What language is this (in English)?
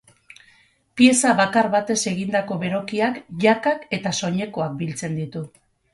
Basque